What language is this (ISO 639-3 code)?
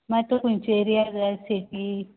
kok